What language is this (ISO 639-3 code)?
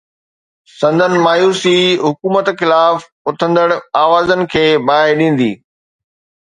snd